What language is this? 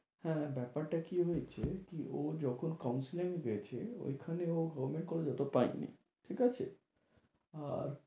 Bangla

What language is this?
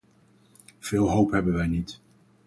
Dutch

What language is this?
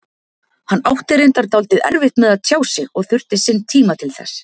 Icelandic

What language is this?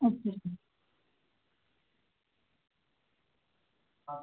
Dogri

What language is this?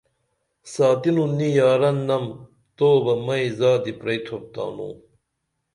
Dameli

